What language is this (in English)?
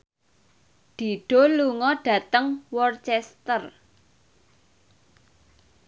Javanese